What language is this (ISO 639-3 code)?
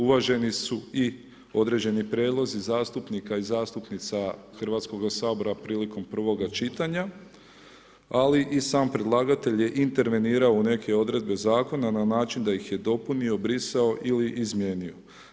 hrv